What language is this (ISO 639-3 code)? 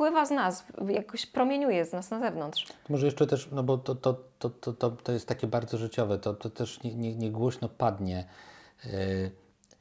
pol